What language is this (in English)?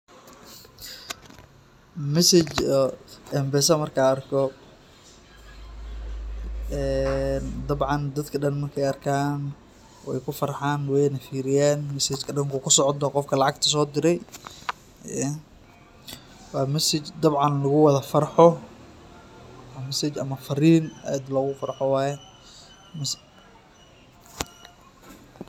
Somali